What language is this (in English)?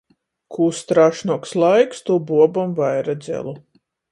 Latgalian